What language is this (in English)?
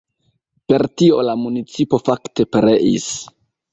Esperanto